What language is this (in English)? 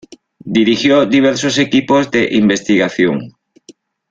Spanish